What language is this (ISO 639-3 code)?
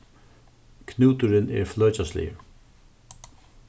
fao